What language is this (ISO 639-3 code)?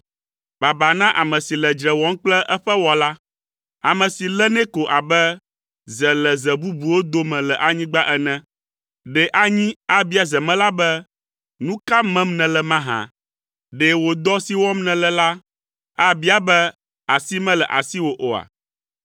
ewe